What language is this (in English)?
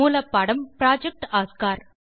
Tamil